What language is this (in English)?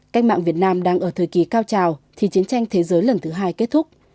Vietnamese